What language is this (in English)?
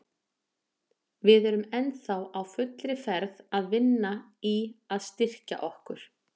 Icelandic